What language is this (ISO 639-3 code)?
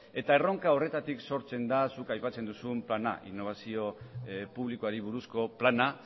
eus